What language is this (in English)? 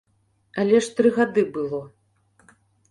Belarusian